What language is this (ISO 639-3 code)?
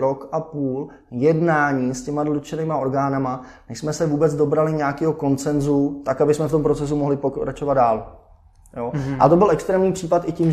ces